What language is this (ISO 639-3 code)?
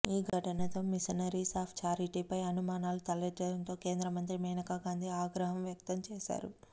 tel